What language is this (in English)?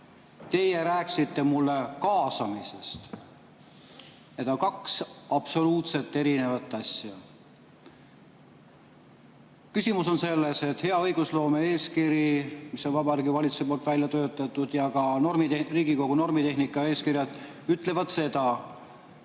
Estonian